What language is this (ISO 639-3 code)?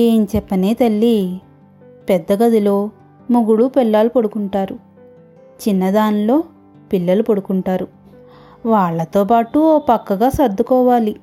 tel